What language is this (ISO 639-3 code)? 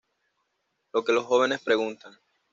spa